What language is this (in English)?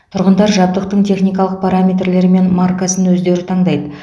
Kazakh